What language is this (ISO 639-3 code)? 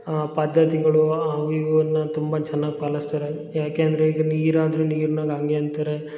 kan